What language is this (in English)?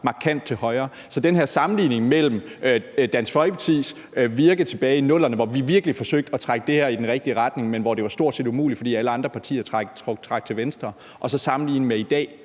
Danish